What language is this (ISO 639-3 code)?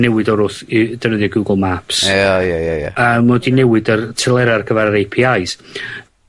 cym